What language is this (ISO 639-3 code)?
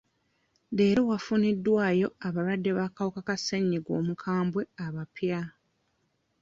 lug